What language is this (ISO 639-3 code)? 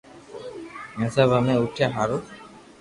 lrk